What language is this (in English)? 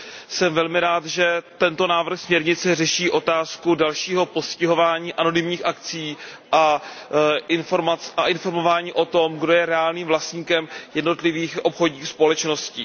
Czech